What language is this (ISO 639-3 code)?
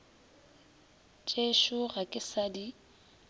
nso